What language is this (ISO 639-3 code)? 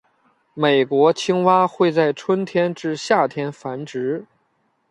zho